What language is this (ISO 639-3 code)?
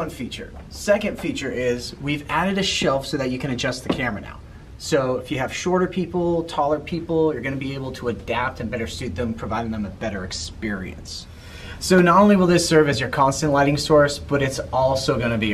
eng